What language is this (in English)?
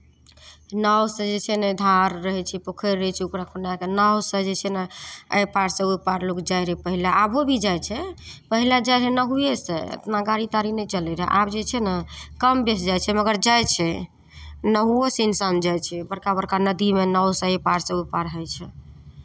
Maithili